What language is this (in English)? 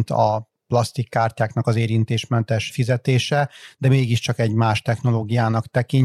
Hungarian